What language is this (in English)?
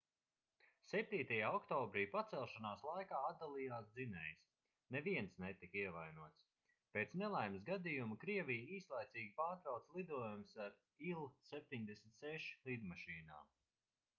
Latvian